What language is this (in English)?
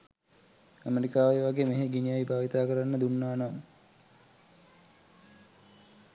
Sinhala